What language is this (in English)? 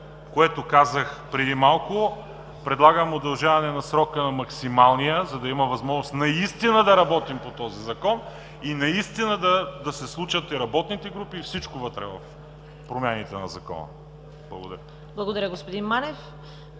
Bulgarian